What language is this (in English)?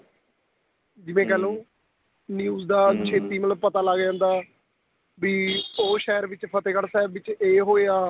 Punjabi